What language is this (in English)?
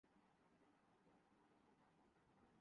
Urdu